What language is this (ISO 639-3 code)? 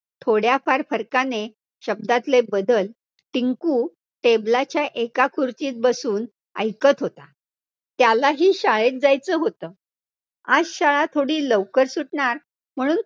mar